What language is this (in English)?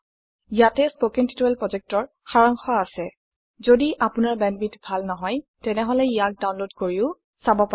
Assamese